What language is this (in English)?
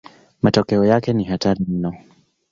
Swahili